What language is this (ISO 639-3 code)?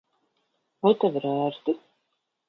lav